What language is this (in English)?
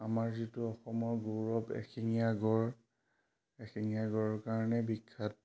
Assamese